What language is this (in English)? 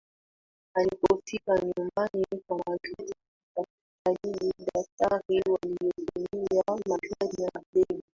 Swahili